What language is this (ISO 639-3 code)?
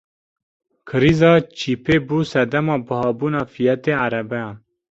kur